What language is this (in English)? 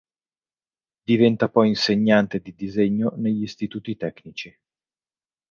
Italian